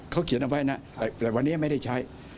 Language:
Thai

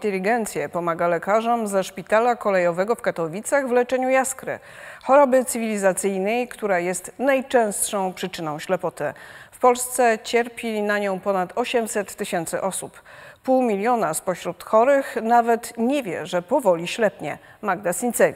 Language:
Polish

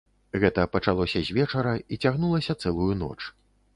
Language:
Belarusian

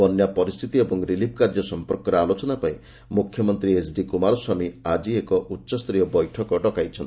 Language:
Odia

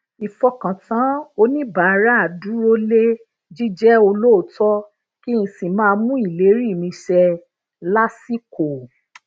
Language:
Yoruba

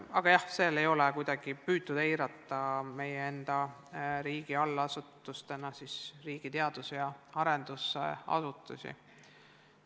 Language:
Estonian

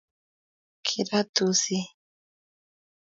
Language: Kalenjin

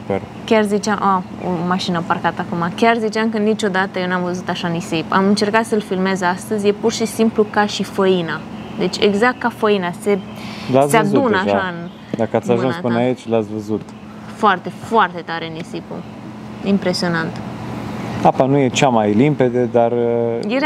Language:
Romanian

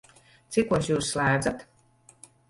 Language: Latvian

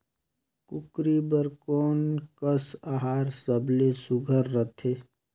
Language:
Chhattisgarhi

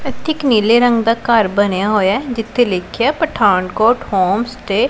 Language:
Punjabi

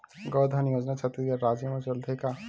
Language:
Chhattisgarhi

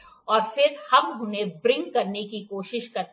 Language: Hindi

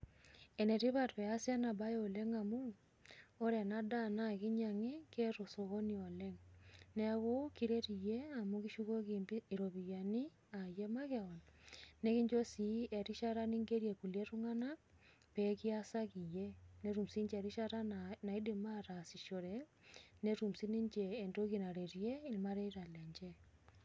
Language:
Masai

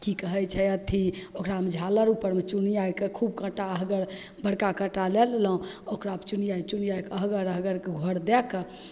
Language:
Maithili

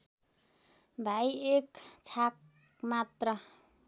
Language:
Nepali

